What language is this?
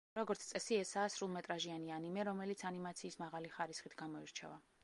Georgian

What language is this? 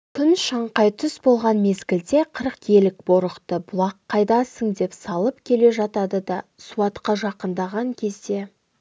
Kazakh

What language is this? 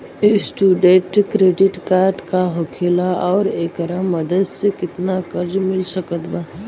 Bhojpuri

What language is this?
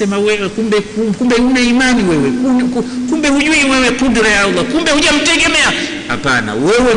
Swahili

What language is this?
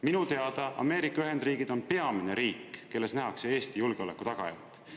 Estonian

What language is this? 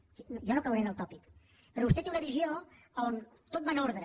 Catalan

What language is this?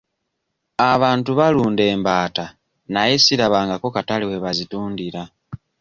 Ganda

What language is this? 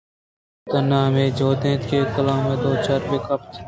Eastern Balochi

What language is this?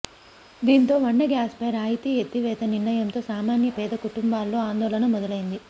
Telugu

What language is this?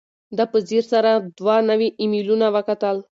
Pashto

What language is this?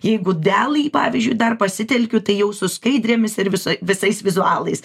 Lithuanian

